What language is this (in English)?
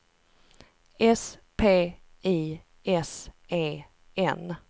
Swedish